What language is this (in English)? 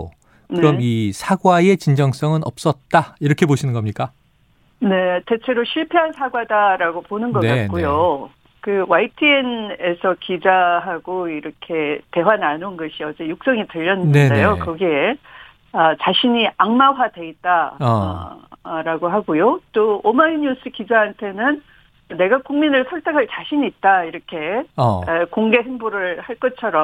Korean